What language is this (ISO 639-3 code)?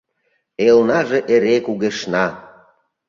chm